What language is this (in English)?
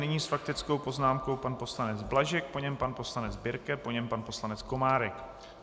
Czech